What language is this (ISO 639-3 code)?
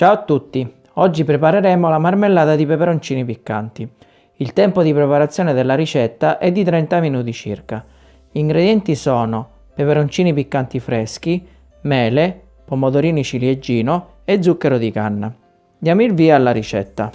ita